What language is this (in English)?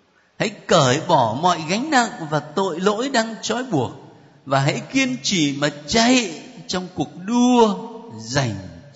Vietnamese